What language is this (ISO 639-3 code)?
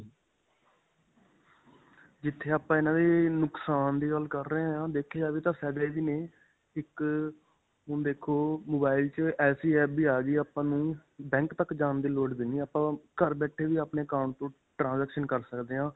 pan